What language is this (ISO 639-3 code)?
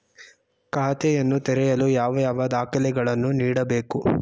kan